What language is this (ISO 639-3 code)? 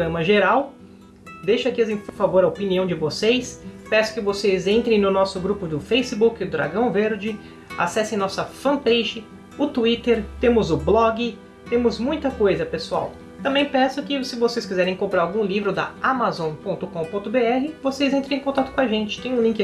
por